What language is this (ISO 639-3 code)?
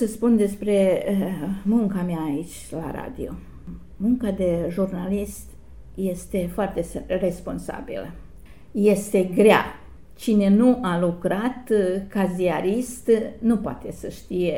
ron